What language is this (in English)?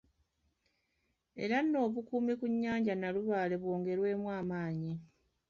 Ganda